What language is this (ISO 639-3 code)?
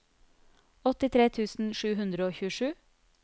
nor